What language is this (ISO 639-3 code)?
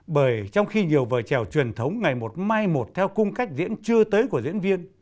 vie